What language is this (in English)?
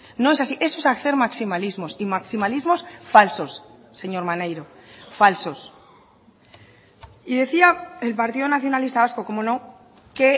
Spanish